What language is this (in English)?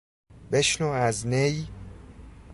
Persian